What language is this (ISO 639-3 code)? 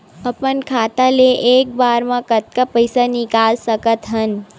hne